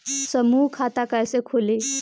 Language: Bhojpuri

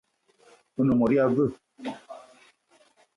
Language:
Eton (Cameroon)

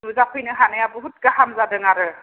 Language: Bodo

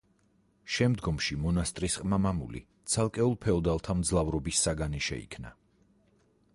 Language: Georgian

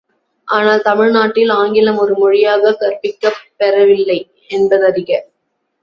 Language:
Tamil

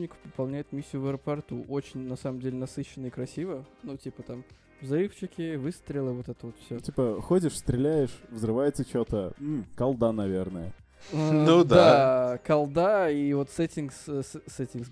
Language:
Russian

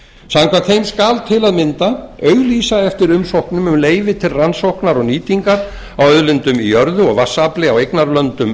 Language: Icelandic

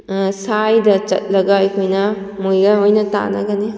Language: Manipuri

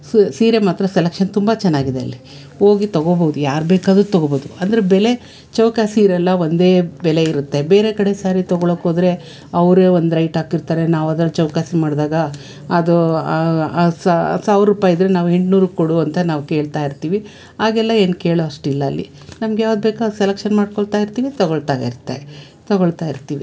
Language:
Kannada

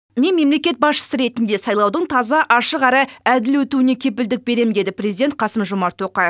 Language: Kazakh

